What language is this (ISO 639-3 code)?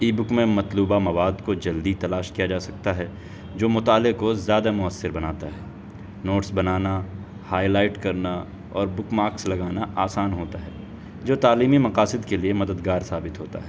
urd